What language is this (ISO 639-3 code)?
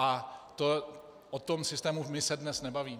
ces